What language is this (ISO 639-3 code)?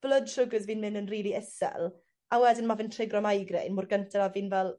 cym